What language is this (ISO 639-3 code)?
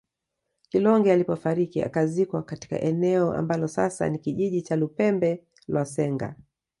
swa